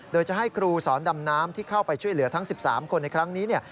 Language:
Thai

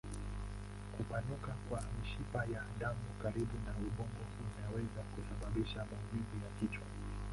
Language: Swahili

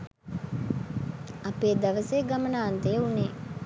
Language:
Sinhala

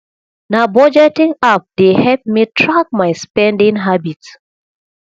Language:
Nigerian Pidgin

